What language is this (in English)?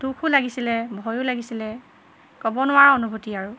Assamese